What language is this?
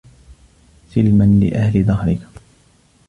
Arabic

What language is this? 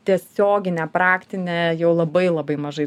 Lithuanian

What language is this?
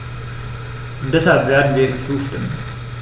German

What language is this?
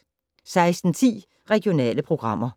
Danish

